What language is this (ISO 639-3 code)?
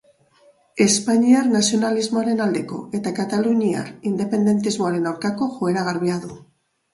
eus